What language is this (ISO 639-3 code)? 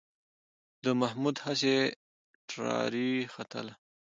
pus